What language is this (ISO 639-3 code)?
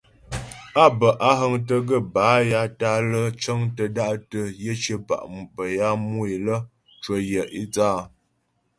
bbj